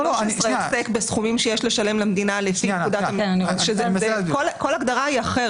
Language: Hebrew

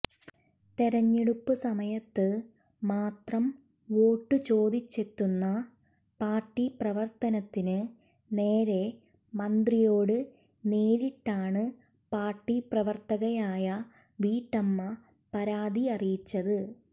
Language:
Malayalam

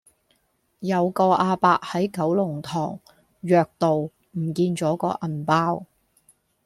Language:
Cantonese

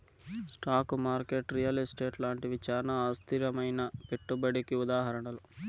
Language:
Telugu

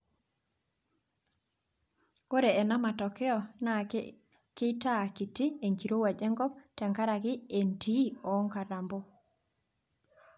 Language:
Masai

